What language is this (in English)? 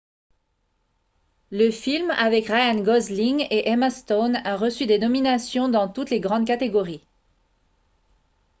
French